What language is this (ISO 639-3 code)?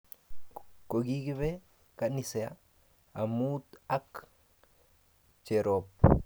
kln